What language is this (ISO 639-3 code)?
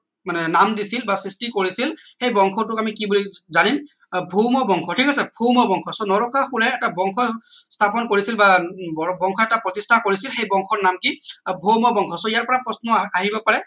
asm